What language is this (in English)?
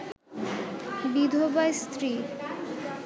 Bangla